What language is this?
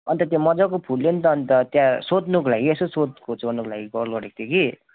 Nepali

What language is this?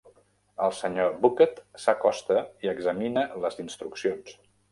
Catalan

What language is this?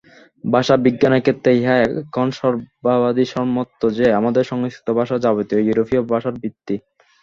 Bangla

